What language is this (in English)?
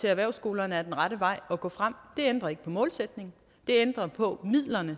Danish